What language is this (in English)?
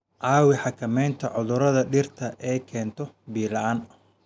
Somali